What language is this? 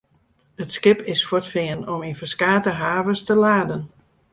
Western Frisian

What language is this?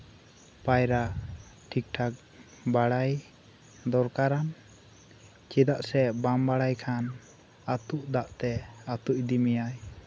Santali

